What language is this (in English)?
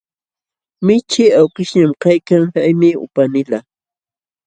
Jauja Wanca Quechua